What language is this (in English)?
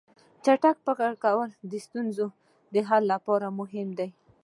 Pashto